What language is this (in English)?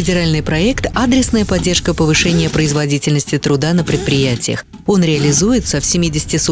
Russian